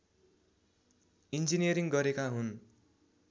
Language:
Nepali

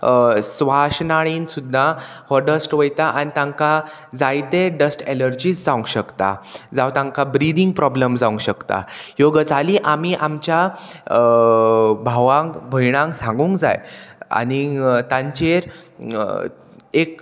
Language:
Konkani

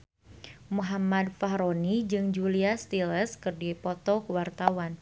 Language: Sundanese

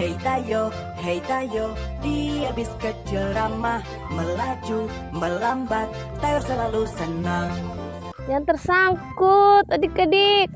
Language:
Indonesian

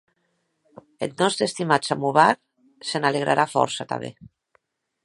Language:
Occitan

